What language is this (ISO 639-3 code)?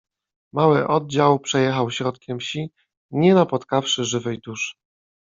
pol